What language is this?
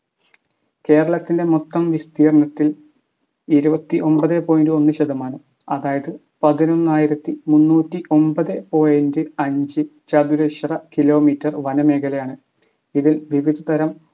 Malayalam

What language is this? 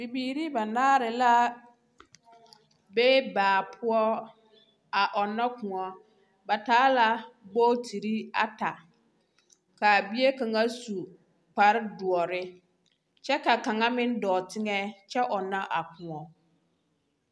Southern Dagaare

